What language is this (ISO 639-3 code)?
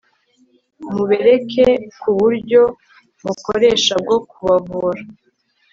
kin